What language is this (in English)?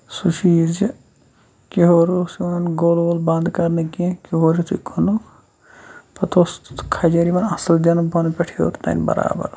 Kashmiri